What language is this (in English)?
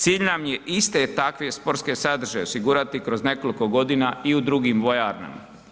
Croatian